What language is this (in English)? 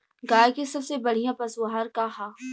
Bhojpuri